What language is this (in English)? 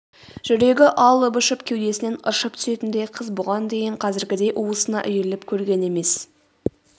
Kazakh